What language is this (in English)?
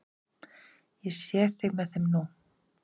Icelandic